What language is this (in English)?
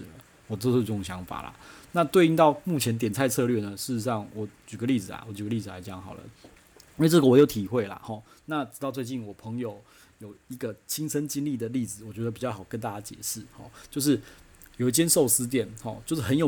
Chinese